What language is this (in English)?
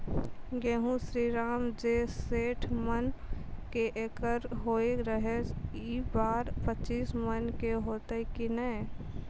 Maithili